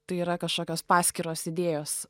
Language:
Lithuanian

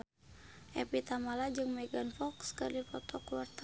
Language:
Sundanese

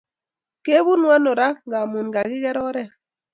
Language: Kalenjin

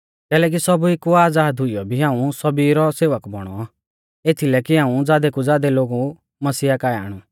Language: Mahasu Pahari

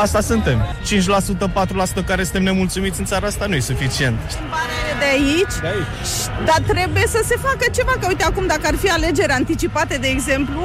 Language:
Romanian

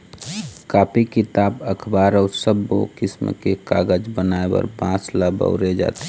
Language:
Chhattisgarhi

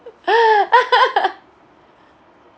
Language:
English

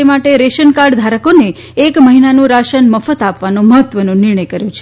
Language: Gujarati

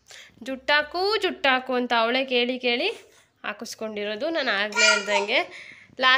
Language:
Kannada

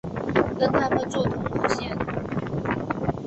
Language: Chinese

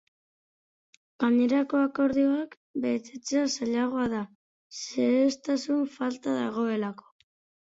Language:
Basque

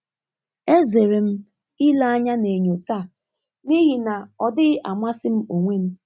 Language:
Igbo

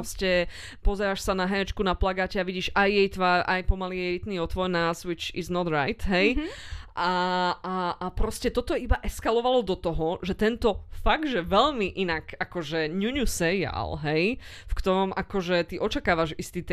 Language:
Slovak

